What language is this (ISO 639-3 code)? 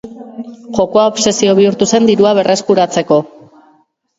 eus